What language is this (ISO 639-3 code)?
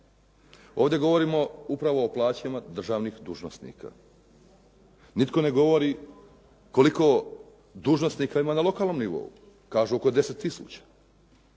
hrv